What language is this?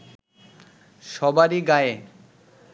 Bangla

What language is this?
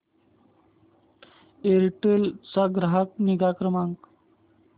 Marathi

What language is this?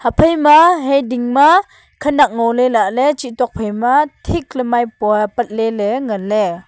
Wancho Naga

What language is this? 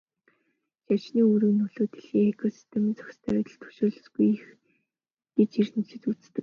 Mongolian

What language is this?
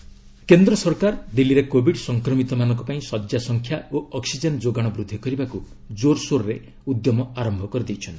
Odia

